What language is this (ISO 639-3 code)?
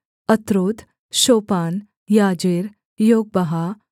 hin